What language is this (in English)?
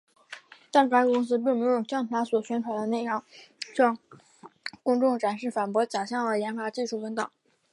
Chinese